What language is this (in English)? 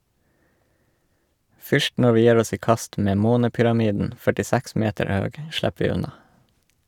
Norwegian